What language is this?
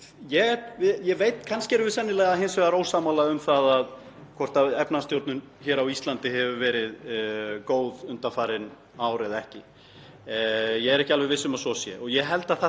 Icelandic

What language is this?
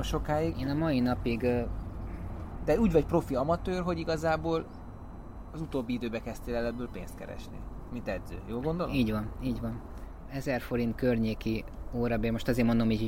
Hungarian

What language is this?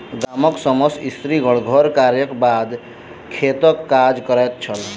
Maithili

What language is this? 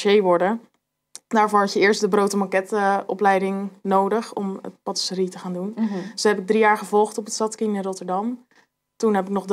Dutch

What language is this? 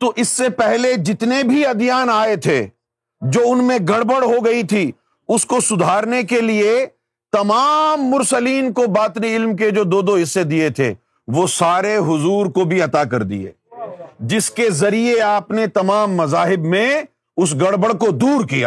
Urdu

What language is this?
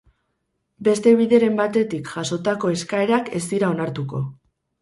Basque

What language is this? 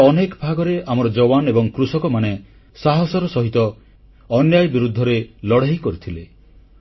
Odia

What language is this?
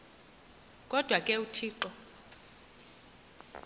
Xhosa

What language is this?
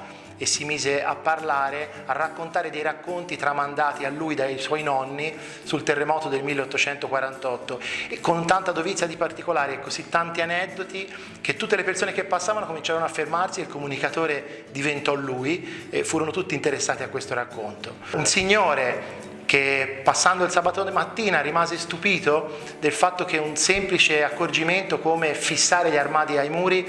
Italian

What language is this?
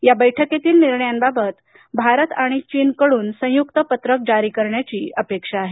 Marathi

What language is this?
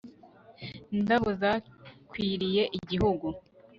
Kinyarwanda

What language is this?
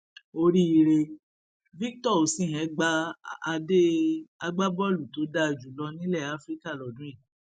Yoruba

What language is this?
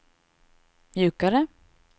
Swedish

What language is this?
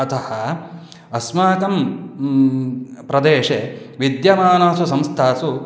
Sanskrit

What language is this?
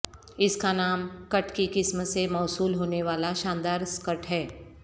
Urdu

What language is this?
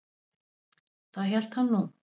Icelandic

